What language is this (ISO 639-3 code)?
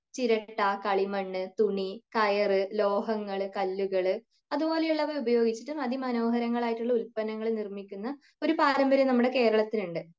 mal